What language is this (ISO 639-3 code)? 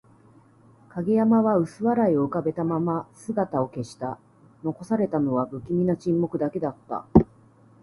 jpn